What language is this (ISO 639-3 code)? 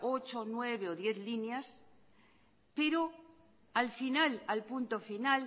spa